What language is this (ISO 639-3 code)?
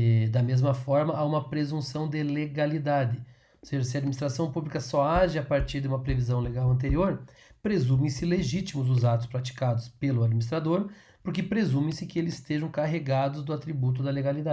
por